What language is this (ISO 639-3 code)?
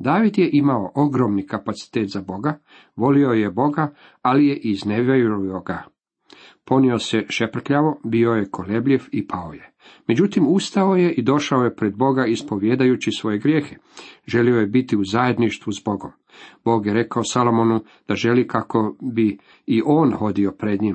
hrv